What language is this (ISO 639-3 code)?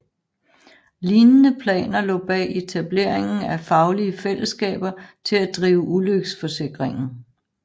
dan